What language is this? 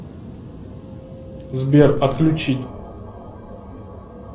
Russian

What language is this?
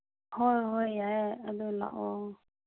Manipuri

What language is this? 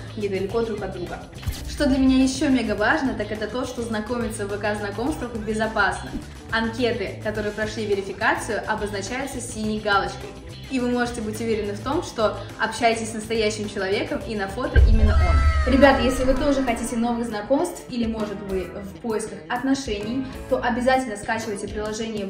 Russian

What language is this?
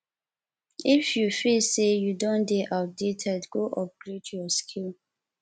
Nigerian Pidgin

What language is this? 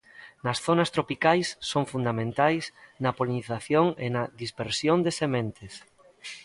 Galician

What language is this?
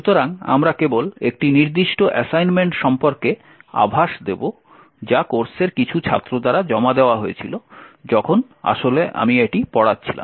Bangla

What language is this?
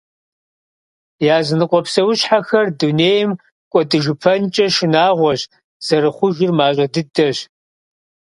Kabardian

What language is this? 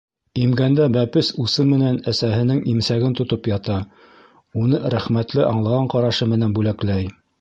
Bashkir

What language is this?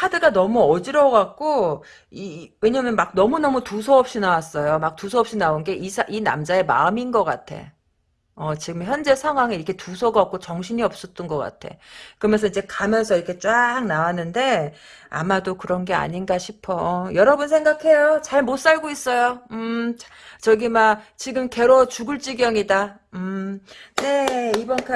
Korean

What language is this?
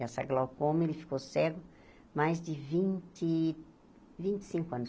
Portuguese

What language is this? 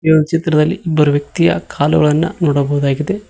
Kannada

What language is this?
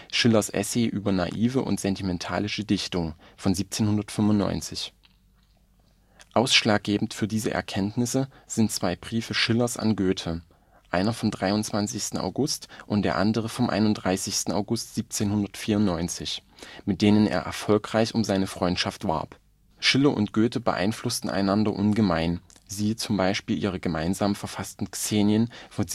German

